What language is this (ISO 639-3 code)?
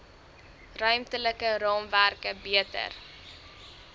afr